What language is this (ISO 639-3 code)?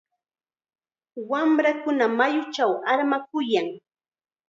qxa